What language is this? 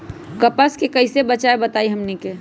Magahi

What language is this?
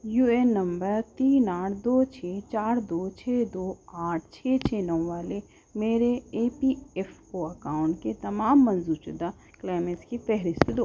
Urdu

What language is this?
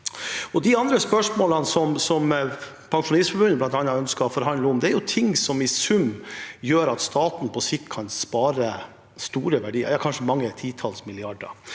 Norwegian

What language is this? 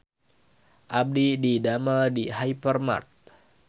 Sundanese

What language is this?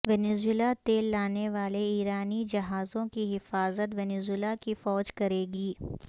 Urdu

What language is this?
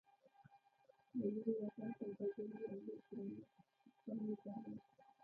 Pashto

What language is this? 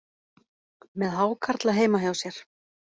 Icelandic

